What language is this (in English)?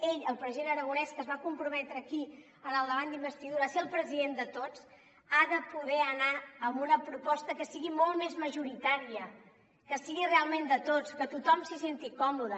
Catalan